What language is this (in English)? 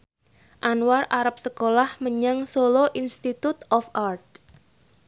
Javanese